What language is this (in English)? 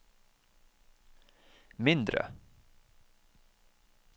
Norwegian